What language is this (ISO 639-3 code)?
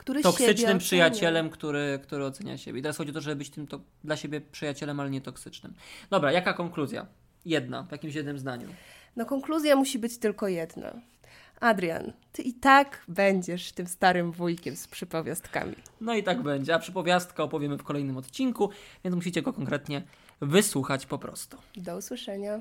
pol